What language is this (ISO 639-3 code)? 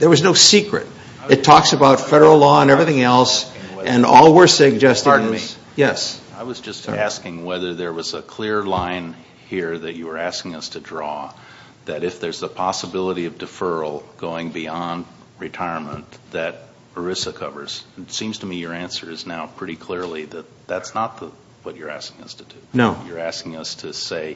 eng